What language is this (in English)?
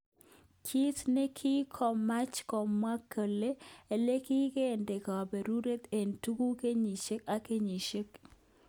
Kalenjin